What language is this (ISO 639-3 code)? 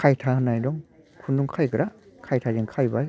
brx